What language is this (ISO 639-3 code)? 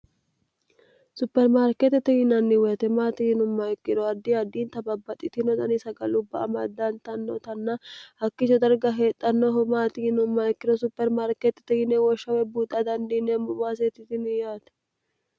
sid